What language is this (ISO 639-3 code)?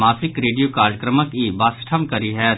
mai